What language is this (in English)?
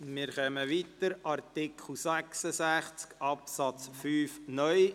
Swiss German